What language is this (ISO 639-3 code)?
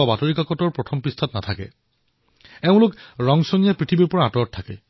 asm